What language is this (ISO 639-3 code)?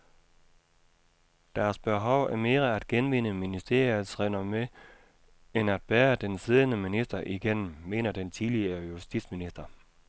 dan